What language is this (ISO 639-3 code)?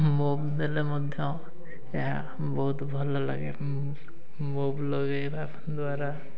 ori